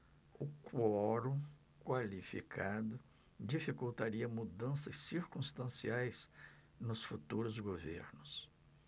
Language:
Portuguese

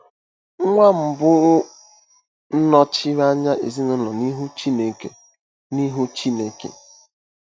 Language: Igbo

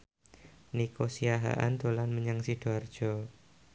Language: Javanese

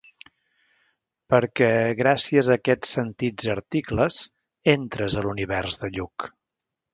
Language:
Catalan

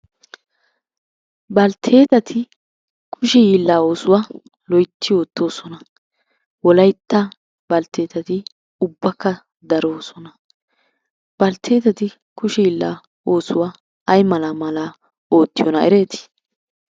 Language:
Wolaytta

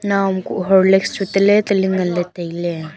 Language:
Wancho Naga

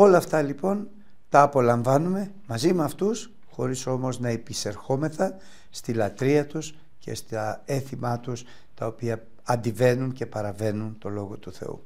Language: Greek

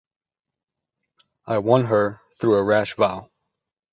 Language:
English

